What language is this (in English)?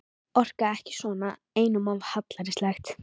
Icelandic